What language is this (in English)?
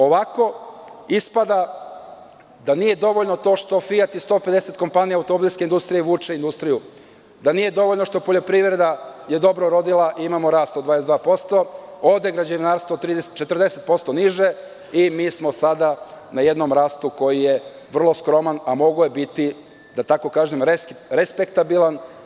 Serbian